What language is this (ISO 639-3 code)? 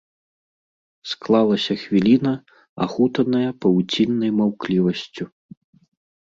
bel